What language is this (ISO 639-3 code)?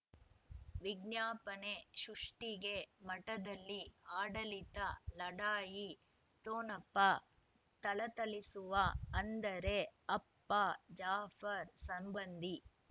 kan